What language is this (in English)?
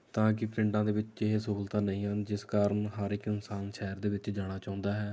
Punjabi